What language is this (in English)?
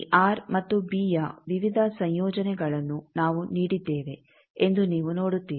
Kannada